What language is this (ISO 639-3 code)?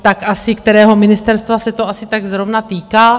ces